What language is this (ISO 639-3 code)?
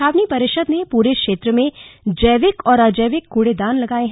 hin